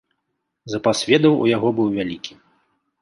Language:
Belarusian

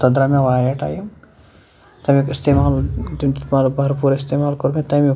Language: Kashmiri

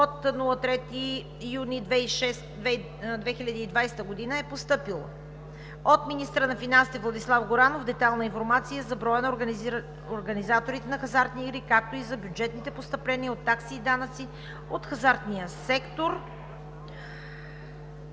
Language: Bulgarian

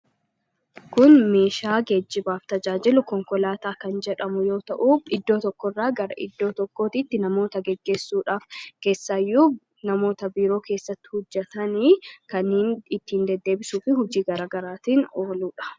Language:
Oromo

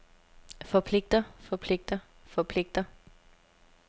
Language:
Danish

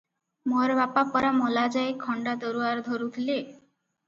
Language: Odia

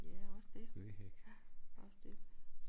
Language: Danish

